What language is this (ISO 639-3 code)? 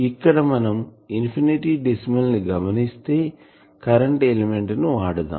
tel